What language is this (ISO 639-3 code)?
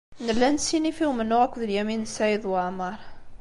kab